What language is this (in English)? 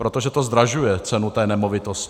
Czech